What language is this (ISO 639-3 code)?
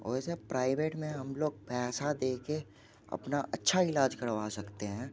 hin